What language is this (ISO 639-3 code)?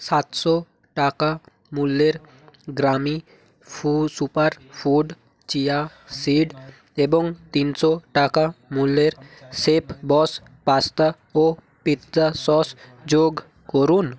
ben